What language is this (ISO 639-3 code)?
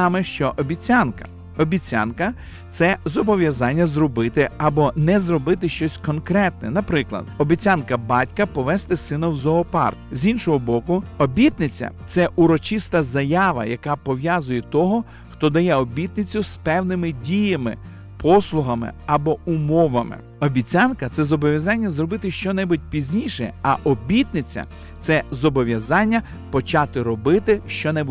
ukr